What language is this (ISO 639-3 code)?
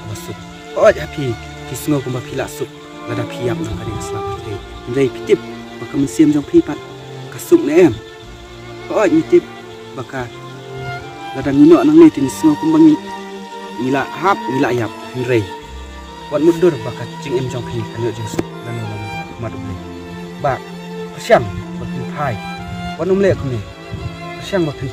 ind